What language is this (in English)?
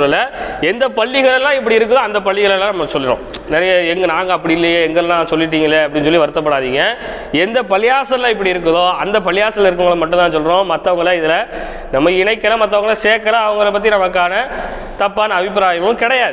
Tamil